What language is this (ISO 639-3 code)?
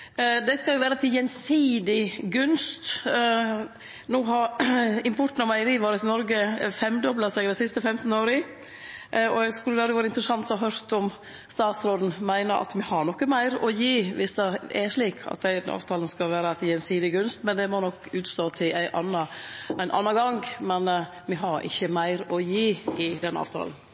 nno